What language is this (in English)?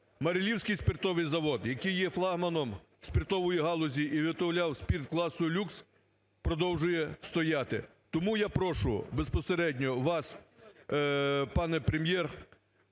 Ukrainian